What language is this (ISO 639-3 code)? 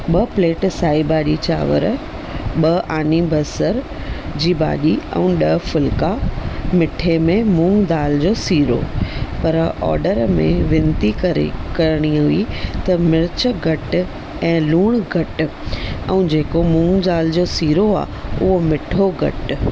snd